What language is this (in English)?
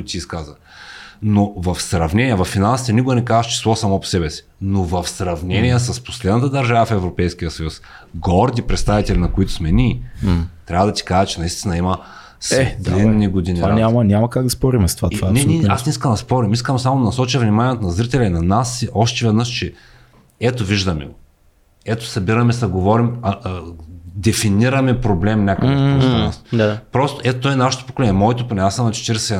Bulgarian